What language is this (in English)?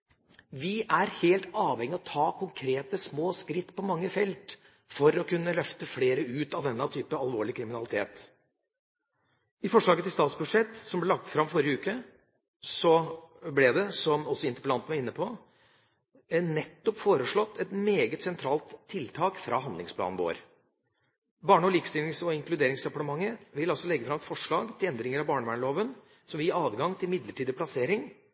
Norwegian Bokmål